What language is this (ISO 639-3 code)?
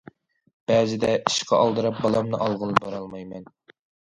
uig